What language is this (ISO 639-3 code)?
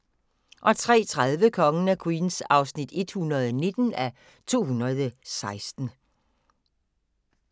dan